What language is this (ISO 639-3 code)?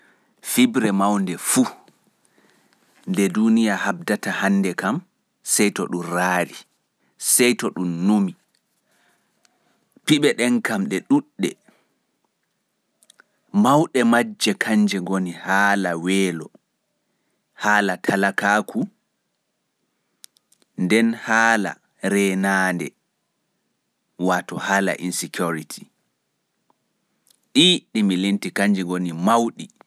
fuf